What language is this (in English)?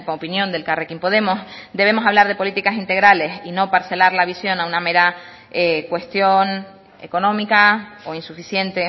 Spanish